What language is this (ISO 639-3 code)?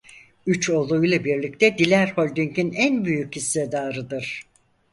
tur